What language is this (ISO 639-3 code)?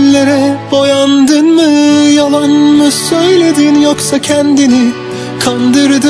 tur